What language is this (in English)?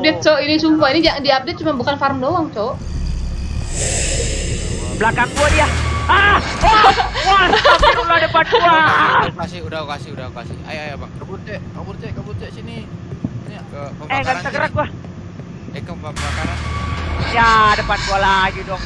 Indonesian